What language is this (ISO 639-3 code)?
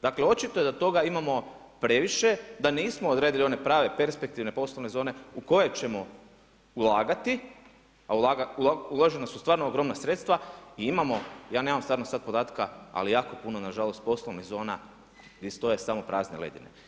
hrv